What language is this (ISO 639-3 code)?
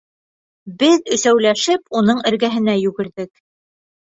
bak